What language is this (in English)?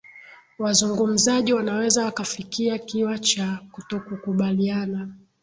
Swahili